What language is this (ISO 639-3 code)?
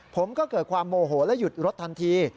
tha